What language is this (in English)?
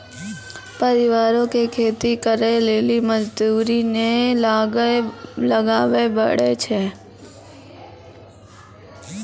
Maithili